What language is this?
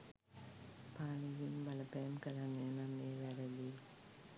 Sinhala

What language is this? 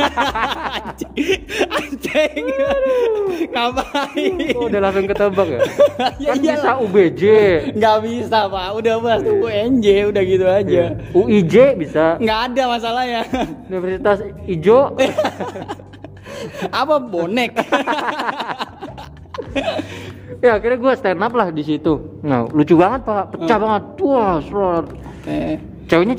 Indonesian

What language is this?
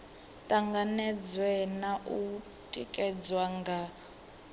Venda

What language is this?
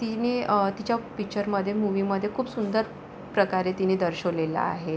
Marathi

